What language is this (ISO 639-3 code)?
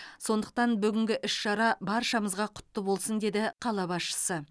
kaz